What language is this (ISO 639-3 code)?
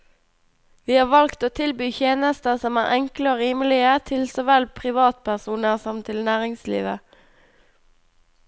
nor